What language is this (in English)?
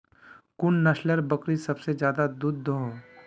Magahi